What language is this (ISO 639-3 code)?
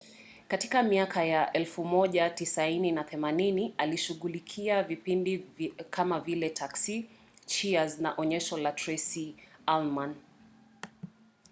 swa